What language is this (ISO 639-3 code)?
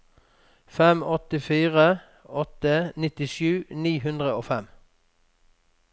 nor